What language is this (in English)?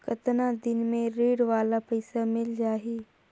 Chhattisgarhi